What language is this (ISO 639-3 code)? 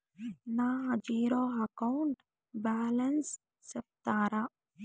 tel